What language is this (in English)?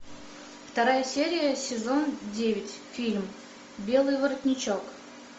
Russian